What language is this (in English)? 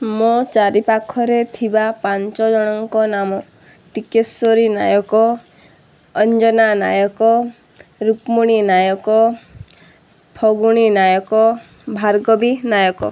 Odia